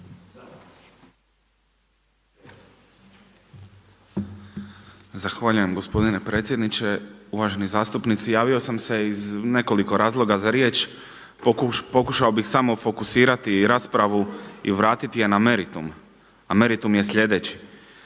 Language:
Croatian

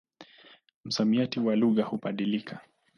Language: Swahili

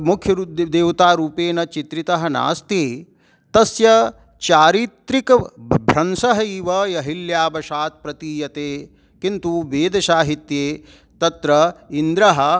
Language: Sanskrit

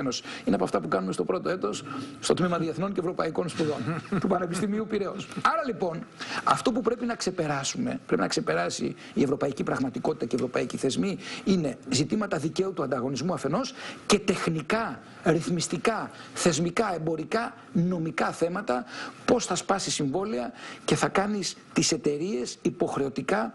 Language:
Greek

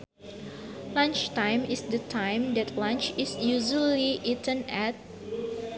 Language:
Sundanese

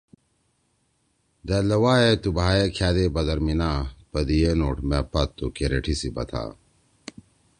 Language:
Torwali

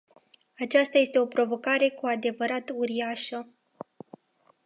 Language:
Romanian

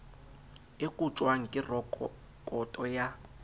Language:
Southern Sotho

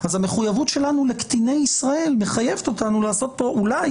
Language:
Hebrew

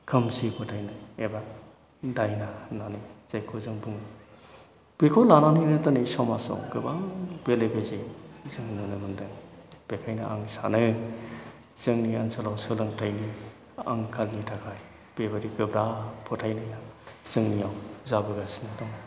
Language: Bodo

